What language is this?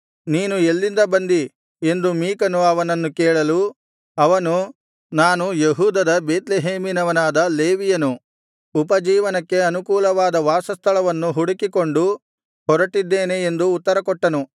Kannada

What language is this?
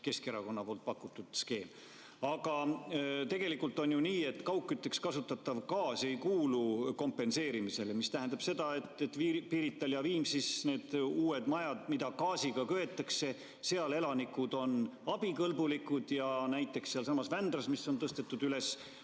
Estonian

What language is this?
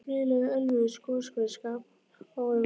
Icelandic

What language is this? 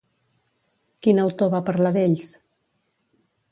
Catalan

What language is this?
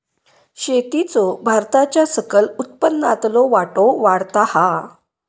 Marathi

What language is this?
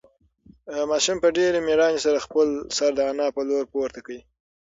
Pashto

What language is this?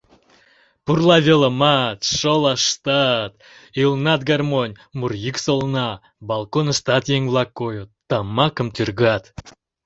Mari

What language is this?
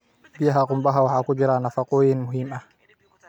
Somali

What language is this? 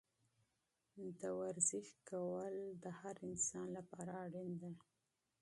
Pashto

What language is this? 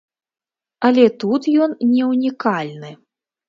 Belarusian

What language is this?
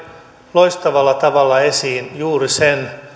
Finnish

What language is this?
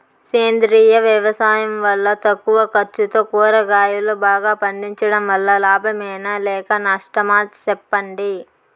Telugu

